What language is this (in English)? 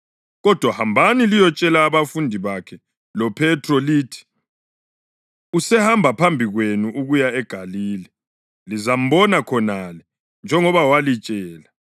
North Ndebele